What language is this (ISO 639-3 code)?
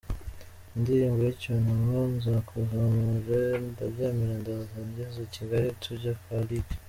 kin